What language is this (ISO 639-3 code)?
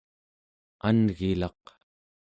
esu